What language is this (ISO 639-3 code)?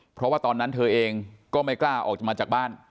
tha